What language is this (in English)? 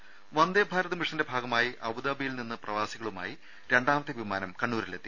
Malayalam